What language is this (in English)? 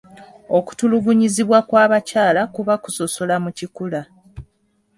Ganda